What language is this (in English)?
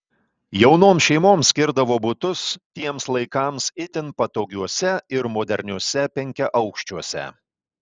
Lithuanian